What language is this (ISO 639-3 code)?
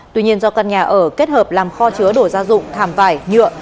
vie